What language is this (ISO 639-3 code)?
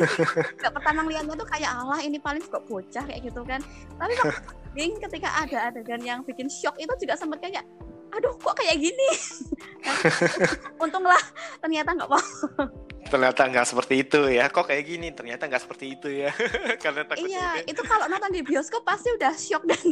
ind